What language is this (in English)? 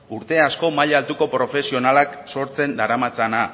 Basque